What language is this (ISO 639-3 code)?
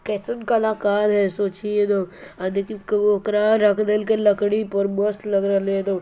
mag